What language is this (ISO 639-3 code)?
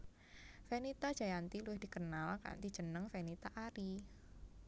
jav